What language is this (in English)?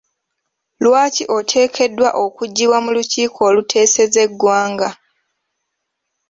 Ganda